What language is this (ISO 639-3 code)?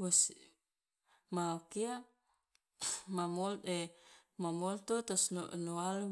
loa